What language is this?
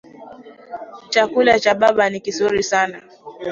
Swahili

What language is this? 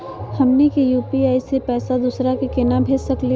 Magahi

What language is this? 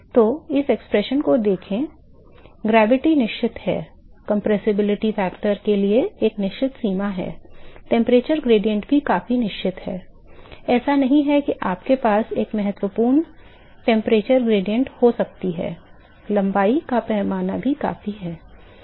Hindi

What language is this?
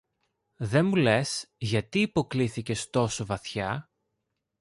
Greek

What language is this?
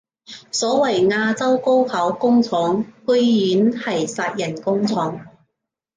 Cantonese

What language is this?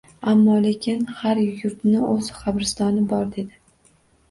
Uzbek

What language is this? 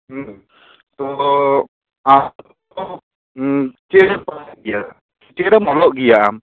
Santali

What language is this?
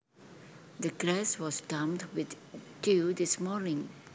Javanese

